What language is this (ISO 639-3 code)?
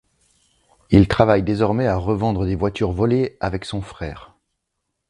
fra